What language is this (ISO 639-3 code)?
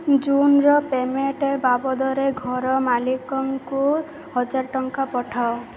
ori